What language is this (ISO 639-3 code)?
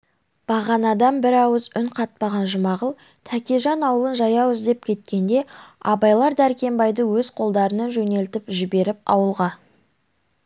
kaz